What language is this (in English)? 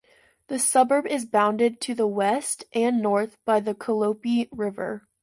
English